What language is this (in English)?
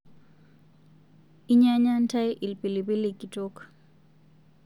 Masai